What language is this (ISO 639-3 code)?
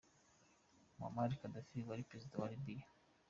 kin